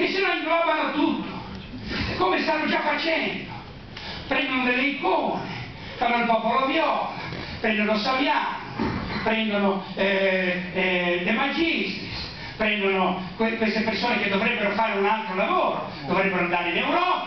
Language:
Italian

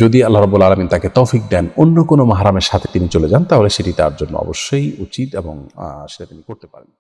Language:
Bangla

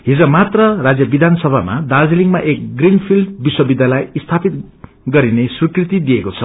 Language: Nepali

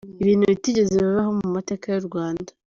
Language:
Kinyarwanda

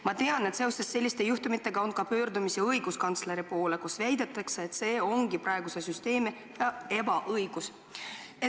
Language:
Estonian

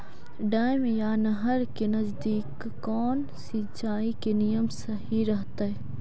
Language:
Magahi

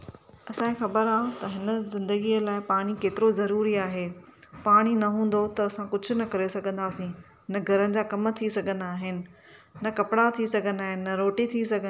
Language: Sindhi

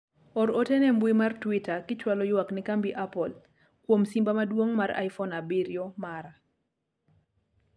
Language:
Luo (Kenya and Tanzania)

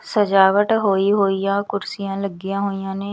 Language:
Punjabi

